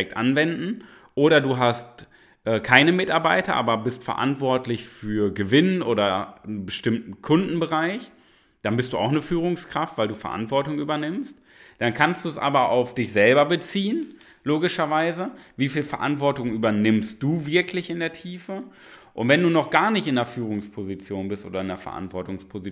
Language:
German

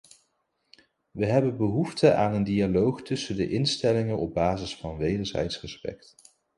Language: Dutch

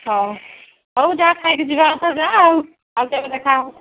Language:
Odia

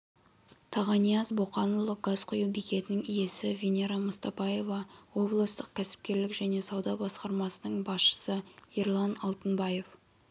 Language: Kazakh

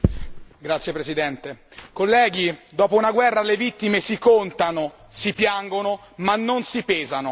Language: Italian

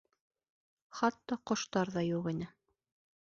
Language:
Bashkir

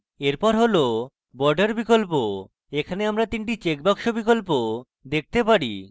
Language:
Bangla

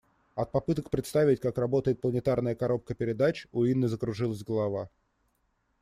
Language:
Russian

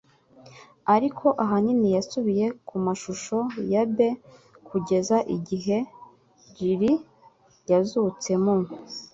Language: Kinyarwanda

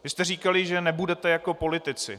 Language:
Czech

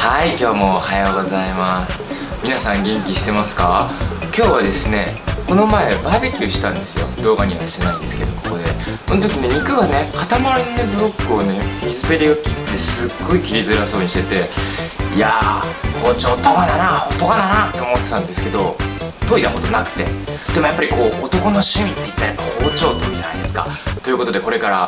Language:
Japanese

